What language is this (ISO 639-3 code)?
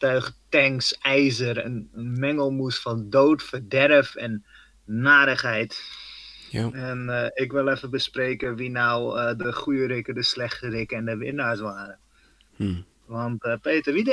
nld